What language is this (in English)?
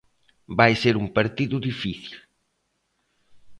Galician